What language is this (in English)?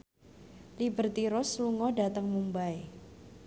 Javanese